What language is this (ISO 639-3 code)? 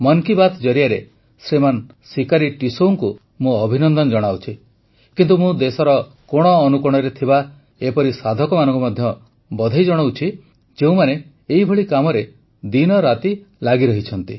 ori